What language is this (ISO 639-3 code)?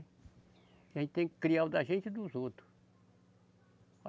por